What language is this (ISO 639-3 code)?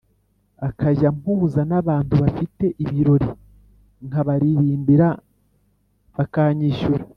kin